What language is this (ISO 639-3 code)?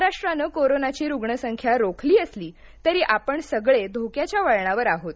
mar